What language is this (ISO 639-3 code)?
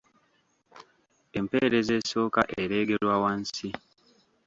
lug